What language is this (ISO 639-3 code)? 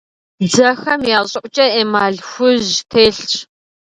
kbd